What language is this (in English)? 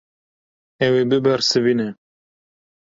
Kurdish